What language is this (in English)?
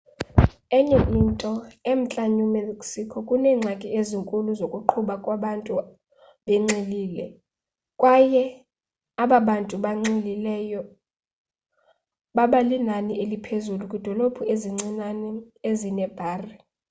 Xhosa